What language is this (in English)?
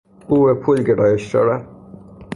Persian